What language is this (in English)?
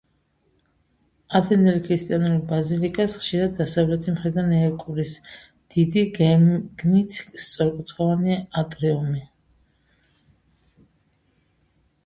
Georgian